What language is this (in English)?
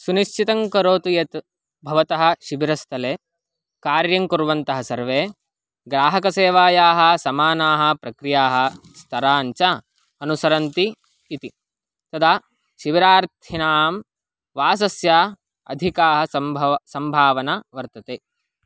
Sanskrit